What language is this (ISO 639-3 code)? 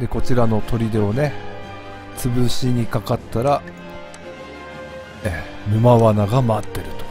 jpn